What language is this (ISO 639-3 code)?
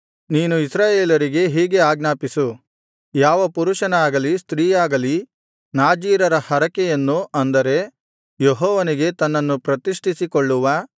kan